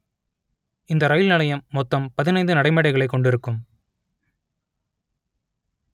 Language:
Tamil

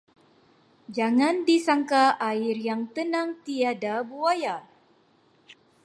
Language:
Malay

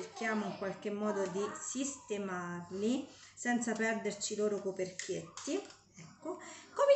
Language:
Italian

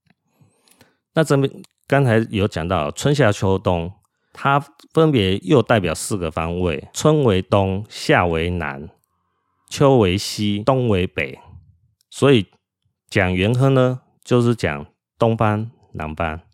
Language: Chinese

